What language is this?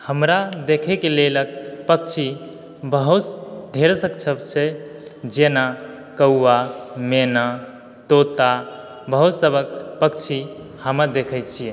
Maithili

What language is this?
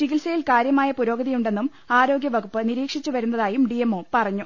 Malayalam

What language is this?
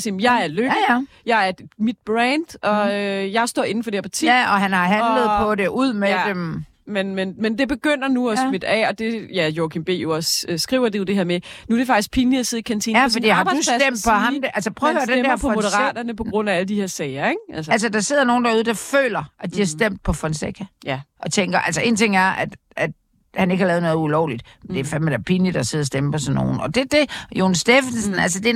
Danish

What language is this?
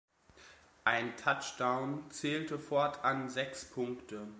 German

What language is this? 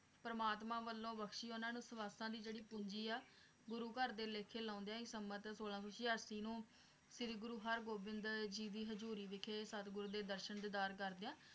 Punjabi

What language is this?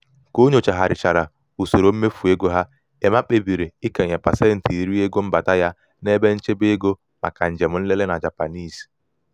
Igbo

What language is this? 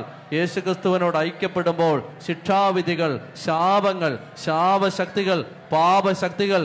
Malayalam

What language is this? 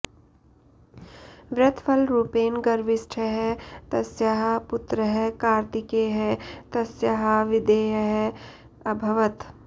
Sanskrit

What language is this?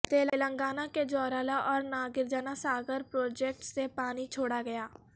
Urdu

